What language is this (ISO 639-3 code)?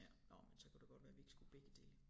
dan